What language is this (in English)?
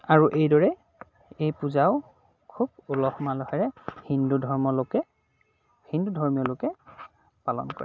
Assamese